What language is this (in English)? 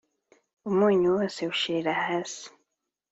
Kinyarwanda